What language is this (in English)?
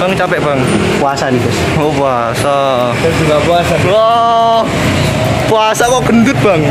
Indonesian